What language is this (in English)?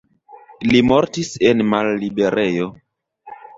Esperanto